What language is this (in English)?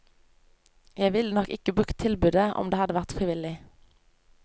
Norwegian